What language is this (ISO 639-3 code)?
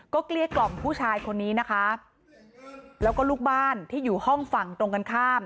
tha